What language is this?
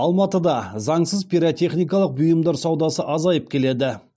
Kazakh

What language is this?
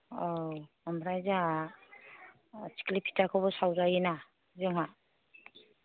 Bodo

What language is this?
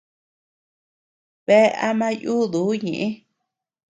Tepeuxila Cuicatec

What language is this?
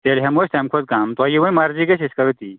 Kashmiri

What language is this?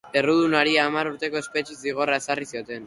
Basque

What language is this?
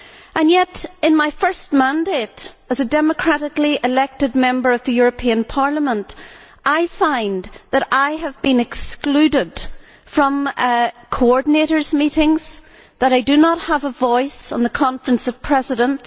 English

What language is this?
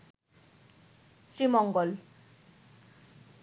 Bangla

